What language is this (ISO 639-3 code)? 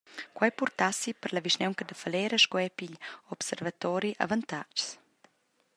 roh